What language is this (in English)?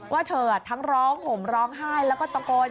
Thai